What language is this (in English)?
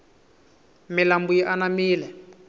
Tsonga